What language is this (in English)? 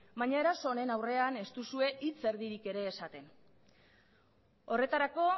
Basque